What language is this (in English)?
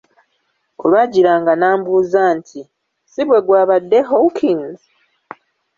Ganda